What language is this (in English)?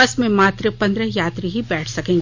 Hindi